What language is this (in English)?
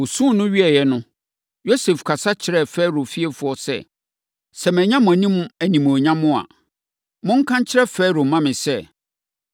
Akan